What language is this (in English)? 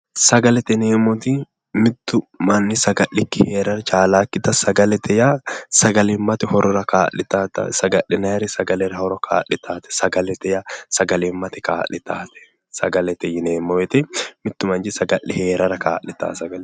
Sidamo